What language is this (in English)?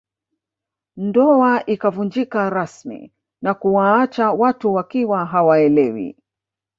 Swahili